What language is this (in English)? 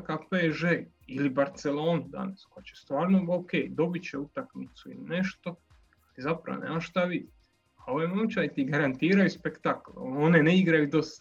Croatian